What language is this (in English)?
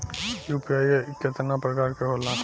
Bhojpuri